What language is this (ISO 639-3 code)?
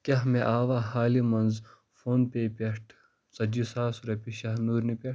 kas